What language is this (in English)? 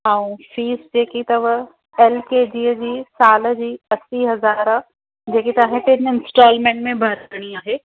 Sindhi